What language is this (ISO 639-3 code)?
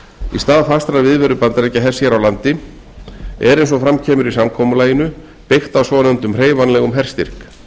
isl